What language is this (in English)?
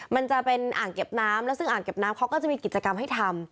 Thai